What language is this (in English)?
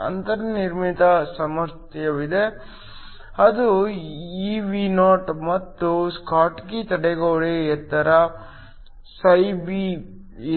Kannada